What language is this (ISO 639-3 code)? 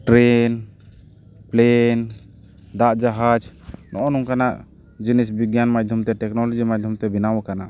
sat